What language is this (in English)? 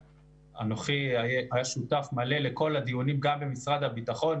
Hebrew